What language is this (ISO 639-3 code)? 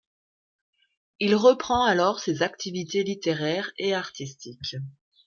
fra